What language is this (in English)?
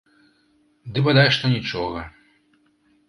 Belarusian